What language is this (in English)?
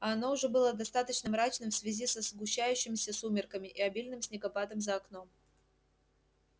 Russian